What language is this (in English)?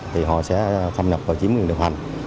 Vietnamese